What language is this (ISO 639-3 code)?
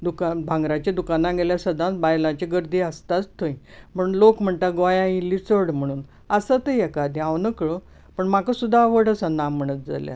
kok